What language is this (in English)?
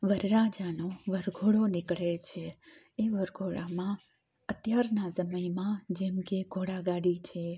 Gujarati